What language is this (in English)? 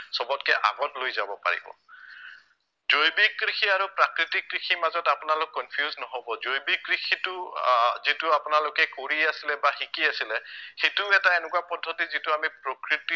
Assamese